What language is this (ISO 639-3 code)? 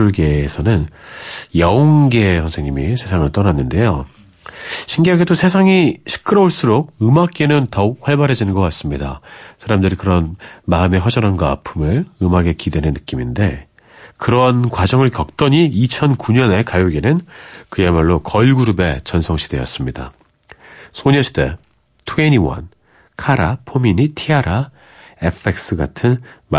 kor